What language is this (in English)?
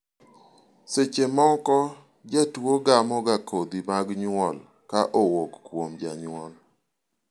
Luo (Kenya and Tanzania)